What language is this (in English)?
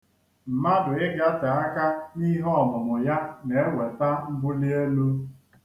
Igbo